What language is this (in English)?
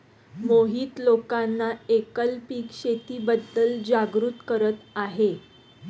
Marathi